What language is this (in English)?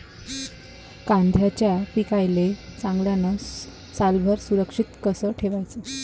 Marathi